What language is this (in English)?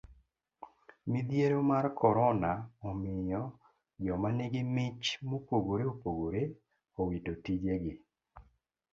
Luo (Kenya and Tanzania)